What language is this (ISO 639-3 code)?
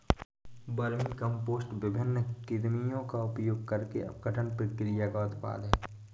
hin